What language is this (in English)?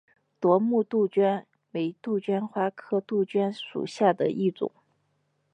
Chinese